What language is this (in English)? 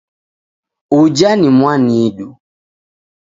Taita